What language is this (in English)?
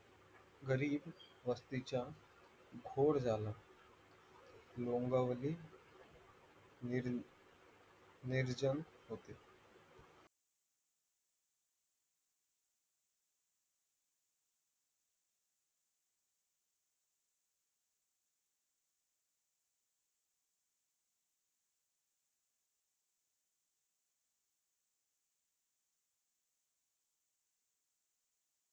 Marathi